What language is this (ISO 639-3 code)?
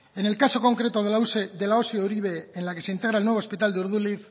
spa